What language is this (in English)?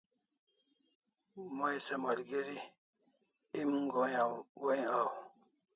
Kalasha